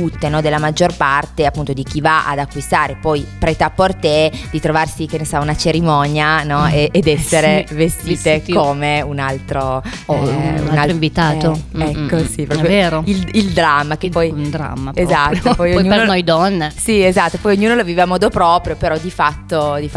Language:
Italian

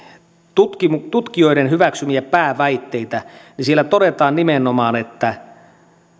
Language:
Finnish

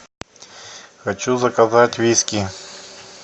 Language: Russian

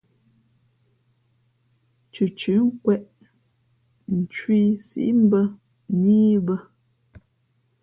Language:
Fe'fe'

